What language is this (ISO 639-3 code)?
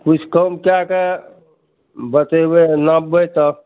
mai